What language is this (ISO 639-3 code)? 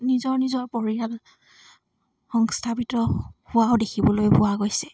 asm